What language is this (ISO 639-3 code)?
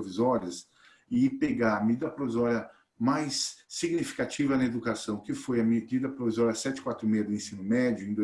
por